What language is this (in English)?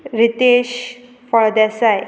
Konkani